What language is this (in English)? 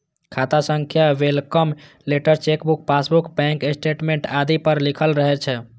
Maithili